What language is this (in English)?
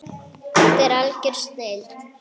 Icelandic